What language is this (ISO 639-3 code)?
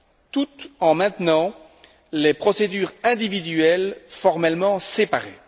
fra